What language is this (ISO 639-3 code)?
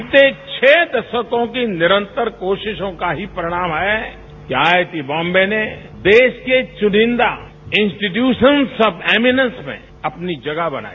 hin